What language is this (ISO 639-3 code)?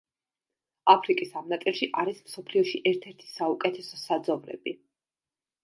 kat